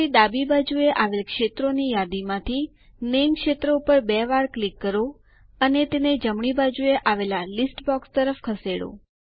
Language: Gujarati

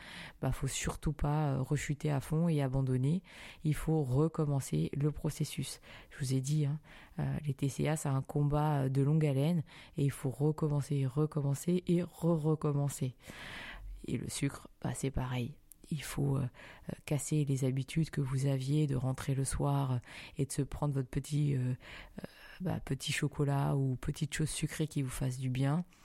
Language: French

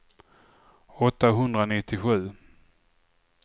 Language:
Swedish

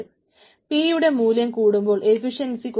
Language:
Malayalam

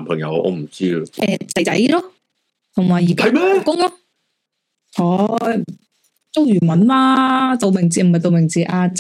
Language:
Chinese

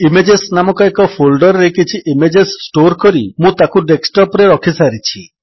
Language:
Odia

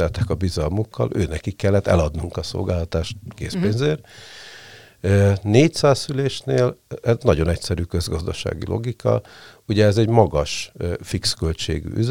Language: Hungarian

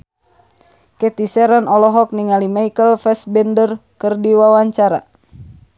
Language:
Sundanese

